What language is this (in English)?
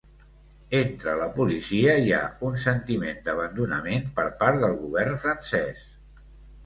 Catalan